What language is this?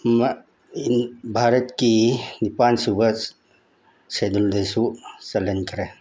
Manipuri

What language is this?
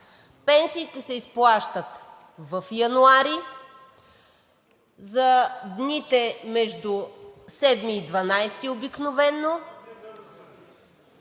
Bulgarian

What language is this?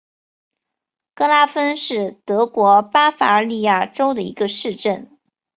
Chinese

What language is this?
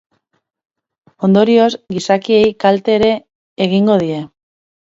Basque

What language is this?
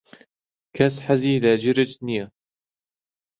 Central Kurdish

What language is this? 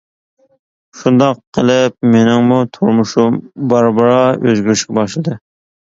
Uyghur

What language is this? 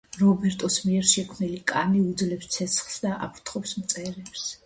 Georgian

